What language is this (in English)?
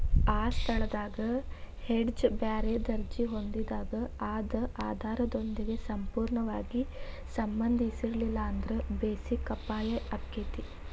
Kannada